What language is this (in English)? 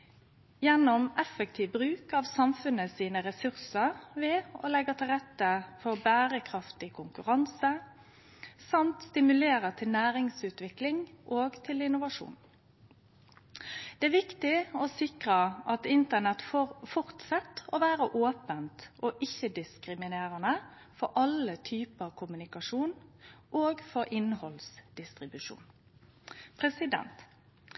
Norwegian Nynorsk